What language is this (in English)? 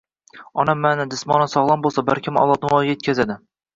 Uzbek